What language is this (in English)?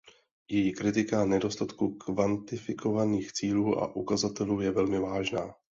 Czech